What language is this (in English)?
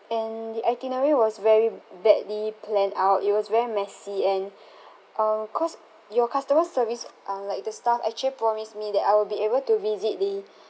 English